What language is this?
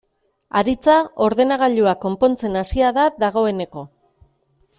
Basque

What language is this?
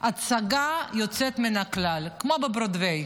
Hebrew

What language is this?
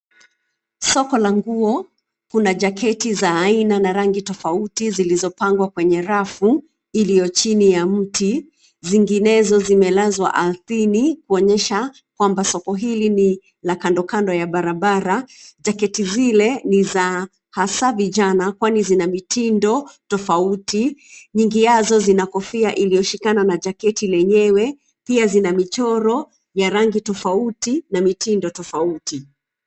Swahili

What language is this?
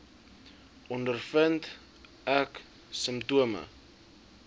Afrikaans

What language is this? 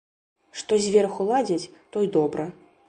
Belarusian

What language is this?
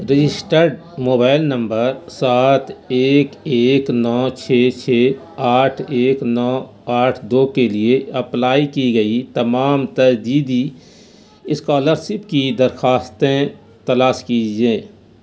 Urdu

